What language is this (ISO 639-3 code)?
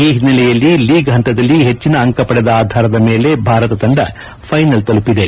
kan